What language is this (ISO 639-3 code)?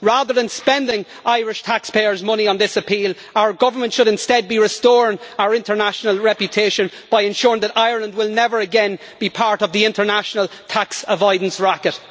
eng